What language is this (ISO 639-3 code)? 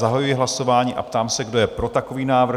ces